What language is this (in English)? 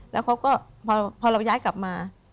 Thai